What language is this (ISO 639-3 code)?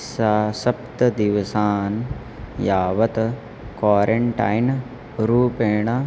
san